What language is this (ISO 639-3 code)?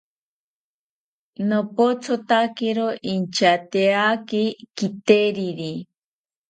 cpy